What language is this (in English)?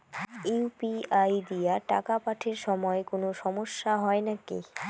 Bangla